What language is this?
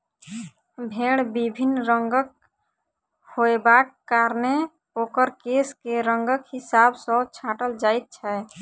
Maithili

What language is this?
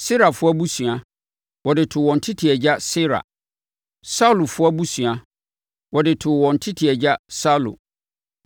Akan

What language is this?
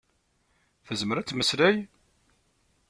Kabyle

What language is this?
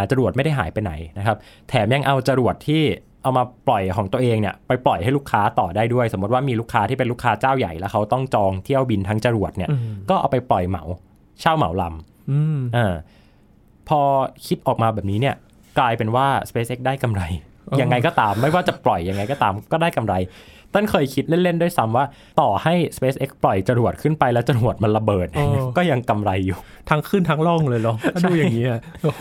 Thai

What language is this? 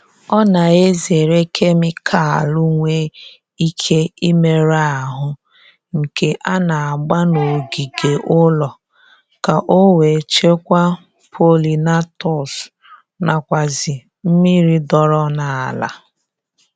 Igbo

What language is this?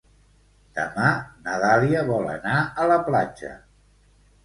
Catalan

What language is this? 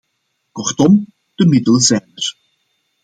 Dutch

